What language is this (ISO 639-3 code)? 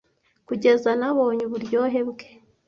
kin